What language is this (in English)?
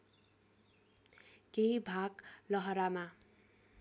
Nepali